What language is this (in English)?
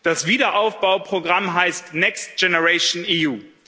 German